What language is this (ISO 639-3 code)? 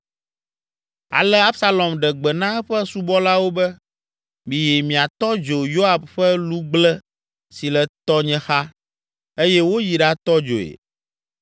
ewe